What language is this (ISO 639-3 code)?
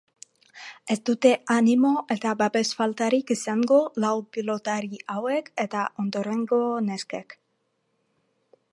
eus